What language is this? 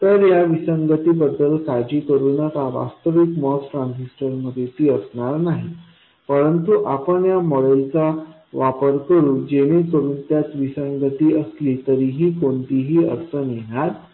Marathi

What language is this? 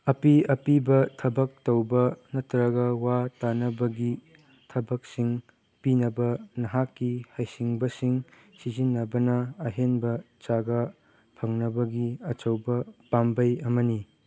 Manipuri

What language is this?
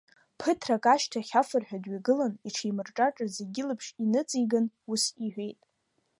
Abkhazian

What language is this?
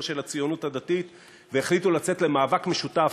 Hebrew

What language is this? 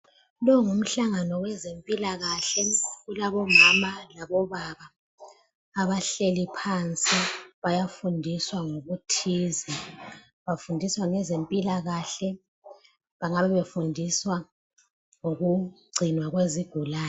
North Ndebele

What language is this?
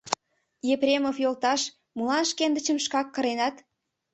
Mari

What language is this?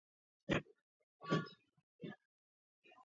Georgian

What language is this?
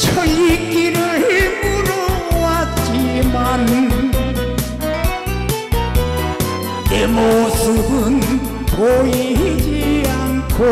Korean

